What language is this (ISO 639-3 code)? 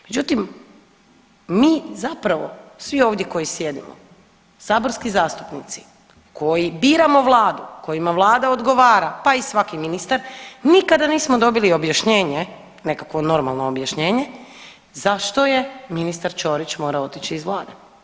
hrv